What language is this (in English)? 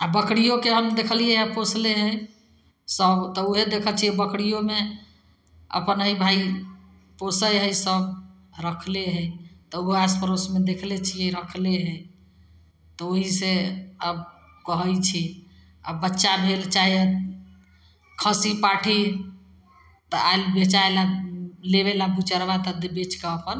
Maithili